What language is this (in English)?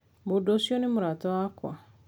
Kikuyu